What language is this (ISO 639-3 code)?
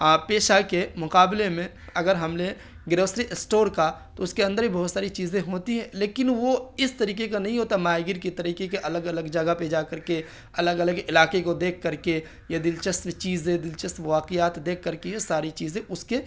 urd